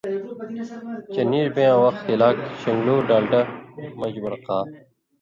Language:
Indus Kohistani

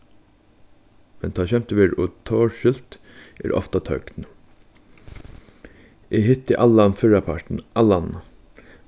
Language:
Faroese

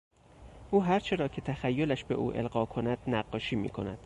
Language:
Persian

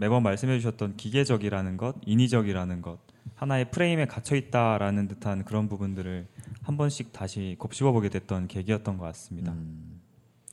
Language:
Korean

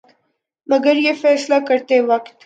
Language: Urdu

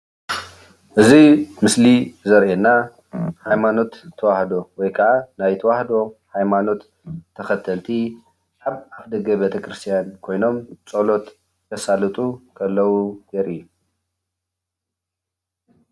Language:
Tigrinya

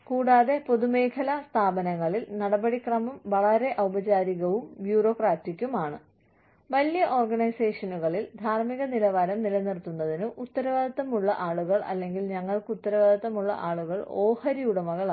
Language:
Malayalam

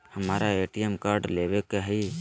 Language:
Magahi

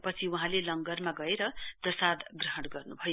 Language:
Nepali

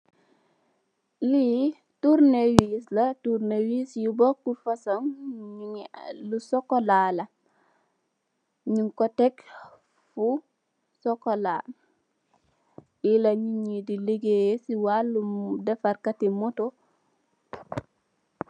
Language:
Wolof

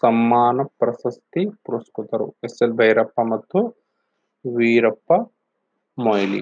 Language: Kannada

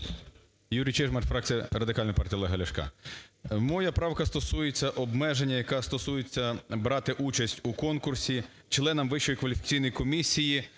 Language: Ukrainian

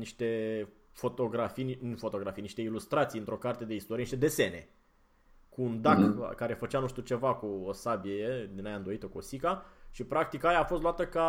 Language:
Romanian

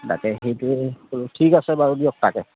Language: Assamese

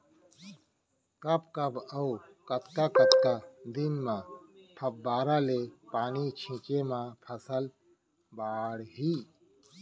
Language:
Chhattisgarhi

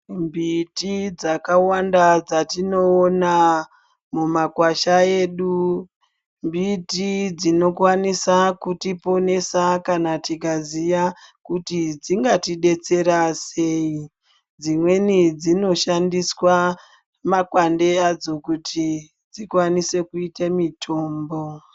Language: Ndau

